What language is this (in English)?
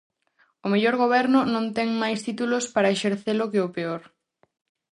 Galician